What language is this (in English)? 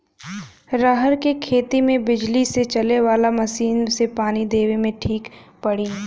Bhojpuri